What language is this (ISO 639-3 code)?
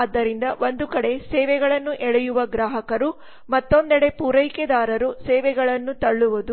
kan